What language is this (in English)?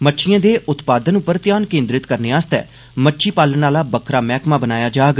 Dogri